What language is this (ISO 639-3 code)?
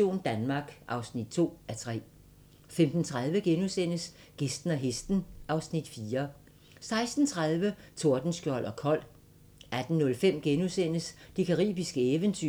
dan